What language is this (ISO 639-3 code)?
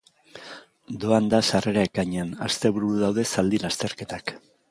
eus